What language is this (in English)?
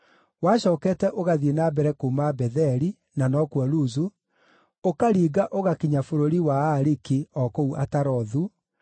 Kikuyu